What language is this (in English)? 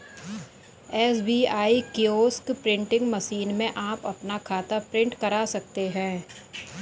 Hindi